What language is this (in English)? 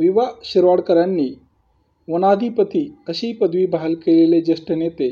Marathi